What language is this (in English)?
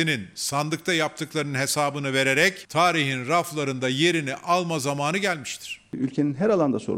Turkish